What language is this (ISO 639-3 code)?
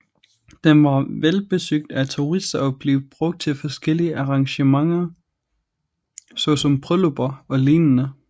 dan